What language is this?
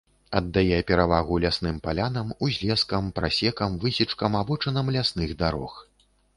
Belarusian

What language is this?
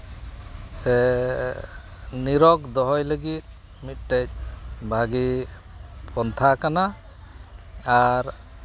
Santali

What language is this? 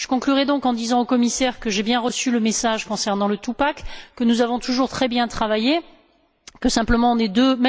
French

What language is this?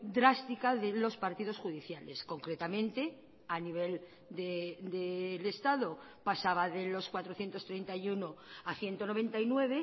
Spanish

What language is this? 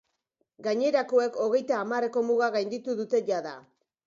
Basque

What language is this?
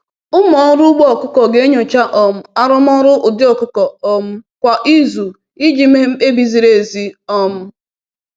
Igbo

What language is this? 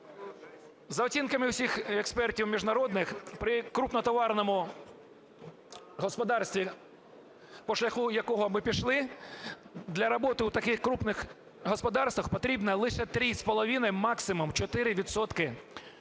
Ukrainian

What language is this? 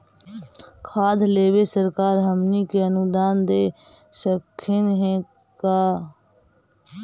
Magahi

